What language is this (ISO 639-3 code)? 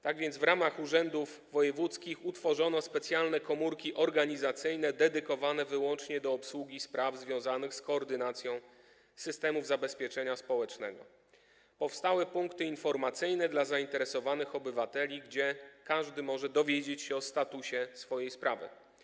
pol